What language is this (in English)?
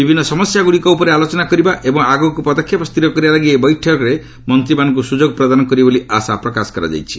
Odia